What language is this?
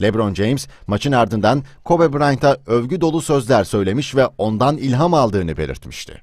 Turkish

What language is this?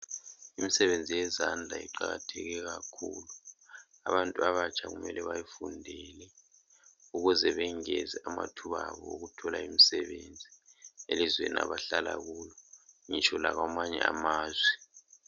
North Ndebele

